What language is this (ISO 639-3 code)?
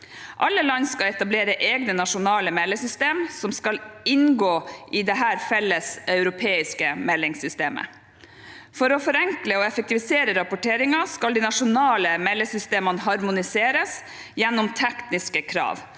nor